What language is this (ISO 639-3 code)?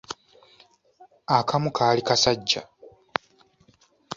lug